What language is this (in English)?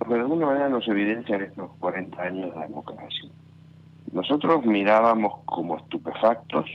Spanish